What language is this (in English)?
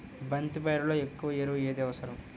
Telugu